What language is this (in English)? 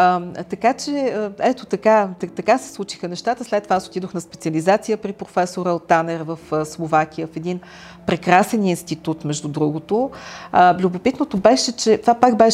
Bulgarian